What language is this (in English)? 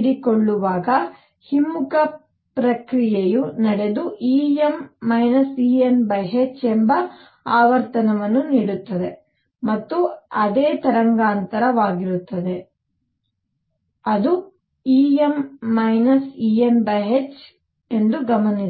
Kannada